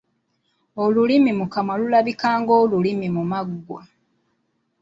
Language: Ganda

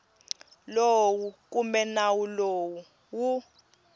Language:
Tsonga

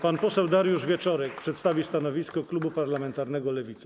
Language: Polish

